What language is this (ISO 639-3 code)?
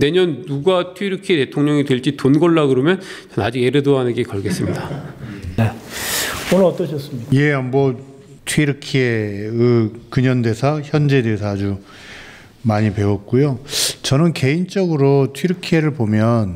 kor